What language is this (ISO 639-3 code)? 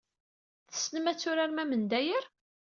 kab